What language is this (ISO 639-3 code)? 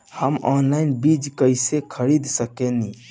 bho